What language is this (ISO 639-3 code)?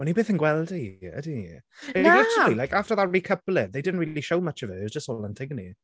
cym